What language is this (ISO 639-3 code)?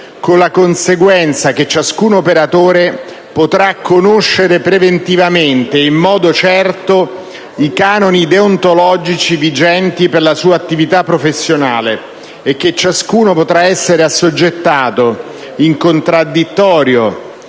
ita